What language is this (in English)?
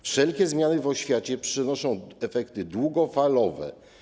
Polish